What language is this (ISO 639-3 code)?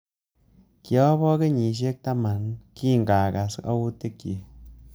kln